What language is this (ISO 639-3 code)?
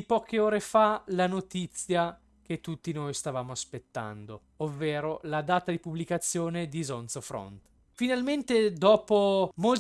ita